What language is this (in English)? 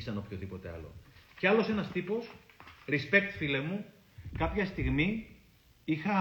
Greek